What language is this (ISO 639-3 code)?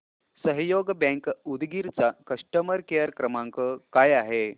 mar